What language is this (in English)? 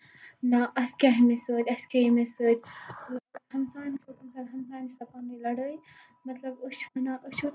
Kashmiri